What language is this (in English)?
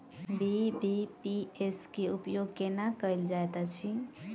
Maithili